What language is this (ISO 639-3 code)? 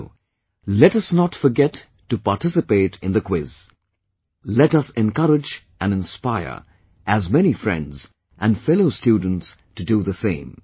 eng